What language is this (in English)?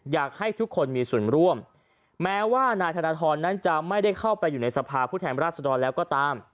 Thai